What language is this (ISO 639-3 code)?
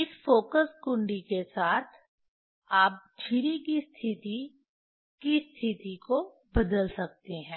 hin